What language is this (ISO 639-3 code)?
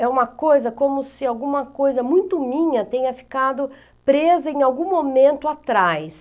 por